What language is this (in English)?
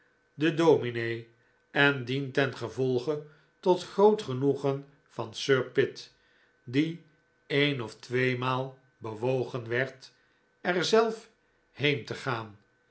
Dutch